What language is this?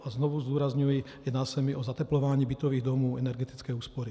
Czech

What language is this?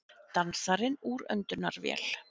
Icelandic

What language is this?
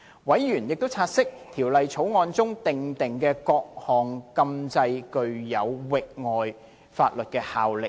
Cantonese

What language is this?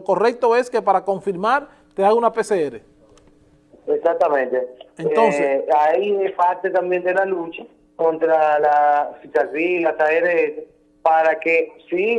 Spanish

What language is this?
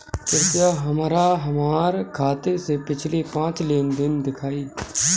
Bhojpuri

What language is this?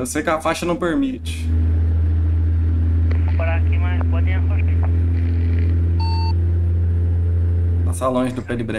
Portuguese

